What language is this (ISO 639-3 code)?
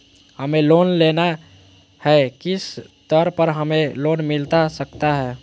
mag